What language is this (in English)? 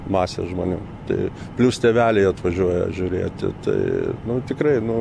Lithuanian